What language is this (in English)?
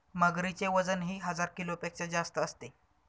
Marathi